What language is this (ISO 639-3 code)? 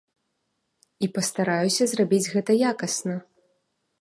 bel